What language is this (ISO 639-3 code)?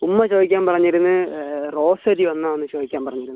mal